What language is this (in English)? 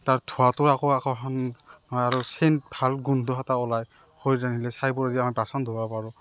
Assamese